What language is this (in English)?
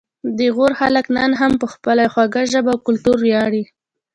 Pashto